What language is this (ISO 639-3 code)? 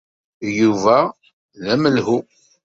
kab